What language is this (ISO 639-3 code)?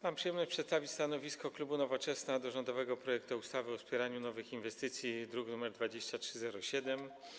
pol